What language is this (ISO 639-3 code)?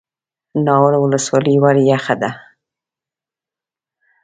pus